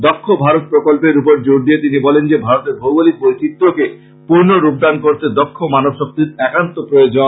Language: Bangla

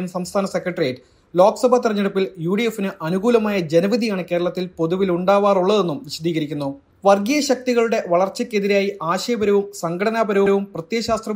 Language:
Malayalam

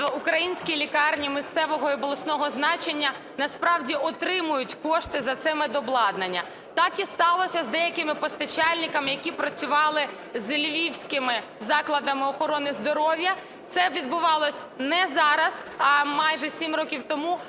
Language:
Ukrainian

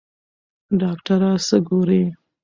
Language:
Pashto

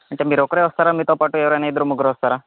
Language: Telugu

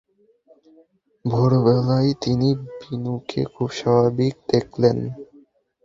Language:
Bangla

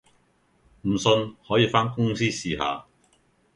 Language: Cantonese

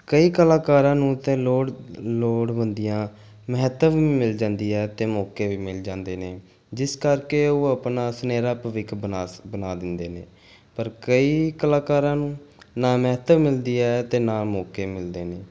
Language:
Punjabi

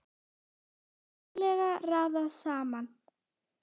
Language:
Icelandic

